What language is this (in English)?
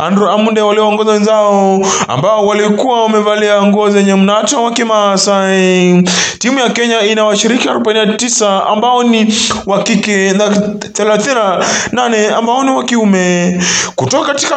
Swahili